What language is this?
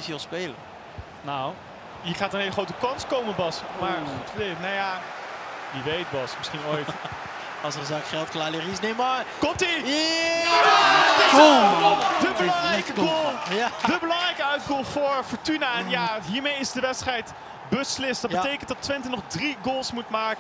Dutch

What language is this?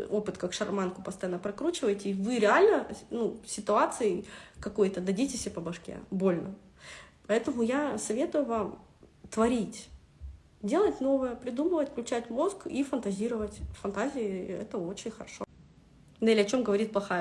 Russian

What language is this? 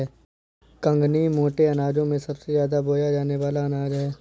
Hindi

